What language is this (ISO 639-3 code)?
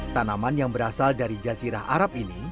ind